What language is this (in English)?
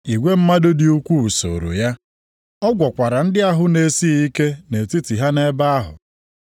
Igbo